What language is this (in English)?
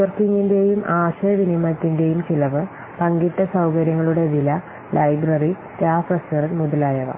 Malayalam